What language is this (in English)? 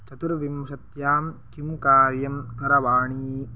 Sanskrit